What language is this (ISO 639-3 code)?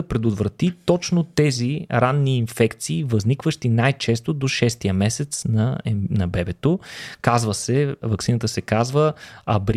bul